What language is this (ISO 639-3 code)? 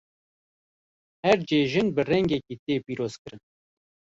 kur